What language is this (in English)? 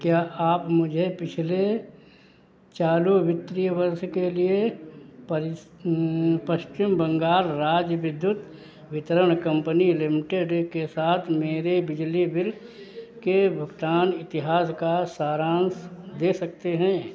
Hindi